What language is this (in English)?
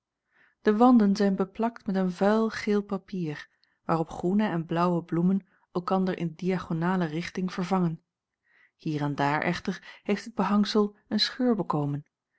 Dutch